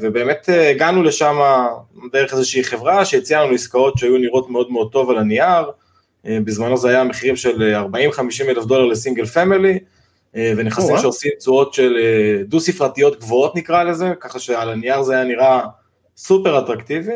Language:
Hebrew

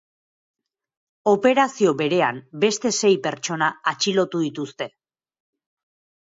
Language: Basque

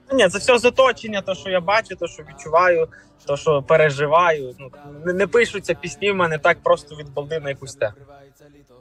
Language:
Ukrainian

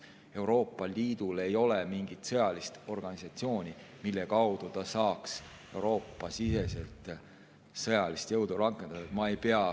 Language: Estonian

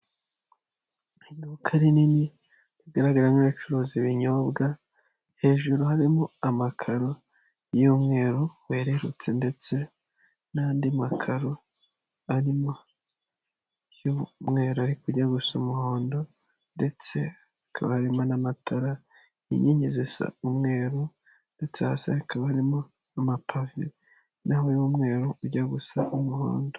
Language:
Kinyarwanda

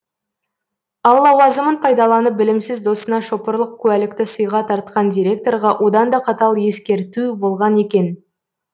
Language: Kazakh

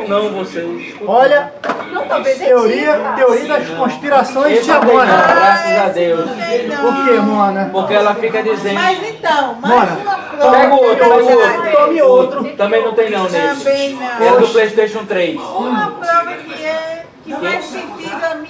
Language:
Portuguese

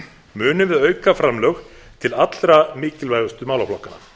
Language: Icelandic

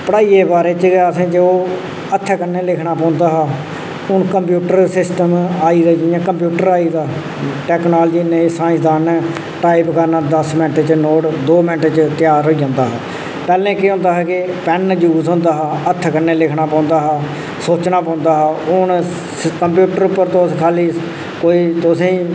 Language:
Dogri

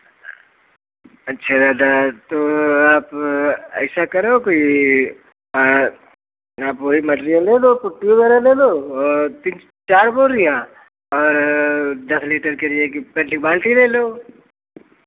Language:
Hindi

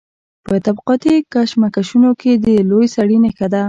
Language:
Pashto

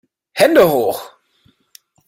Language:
German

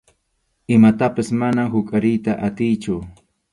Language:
Arequipa-La Unión Quechua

